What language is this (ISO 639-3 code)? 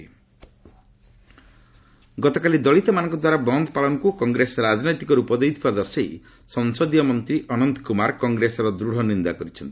ori